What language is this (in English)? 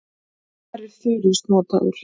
Icelandic